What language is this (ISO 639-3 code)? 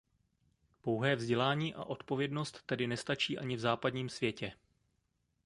ces